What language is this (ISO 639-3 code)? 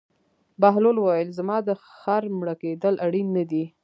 pus